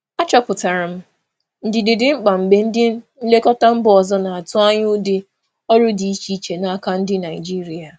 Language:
Igbo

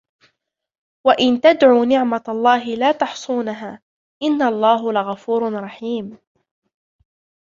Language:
Arabic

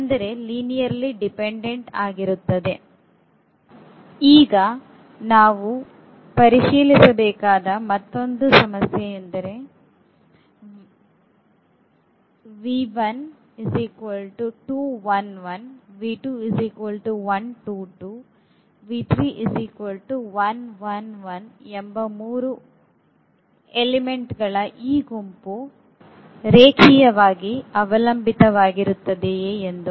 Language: Kannada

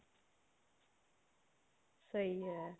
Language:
Punjabi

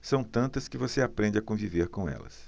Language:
Portuguese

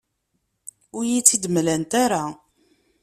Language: Kabyle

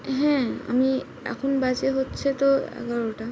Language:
Bangla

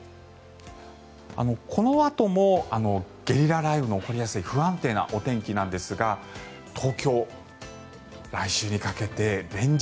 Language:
Japanese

